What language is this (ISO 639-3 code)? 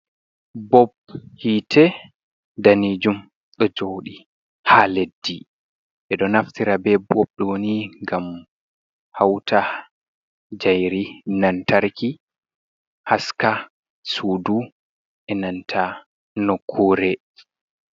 ful